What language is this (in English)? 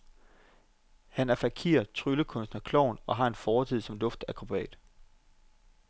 Danish